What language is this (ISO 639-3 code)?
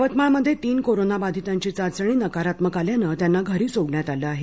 mar